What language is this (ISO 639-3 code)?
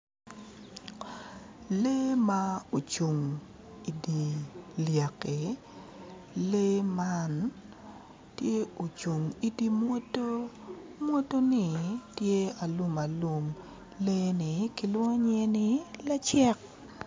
ach